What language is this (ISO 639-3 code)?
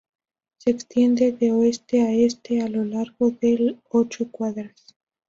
spa